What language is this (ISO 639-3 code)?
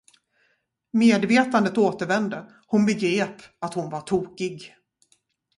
swe